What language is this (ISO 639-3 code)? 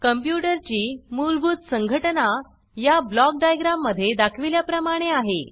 mar